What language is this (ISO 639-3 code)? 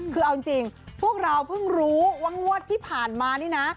tha